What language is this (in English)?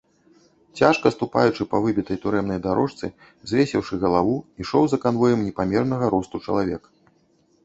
Belarusian